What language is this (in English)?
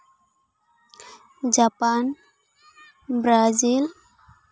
Santali